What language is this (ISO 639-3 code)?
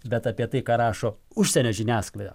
lit